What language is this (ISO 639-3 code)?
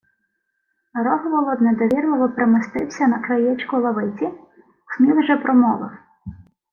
ukr